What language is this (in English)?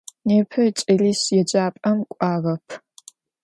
Adyghe